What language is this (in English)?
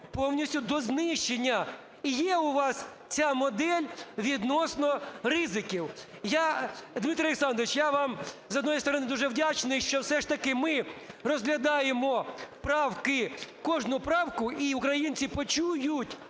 Ukrainian